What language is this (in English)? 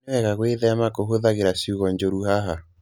Kikuyu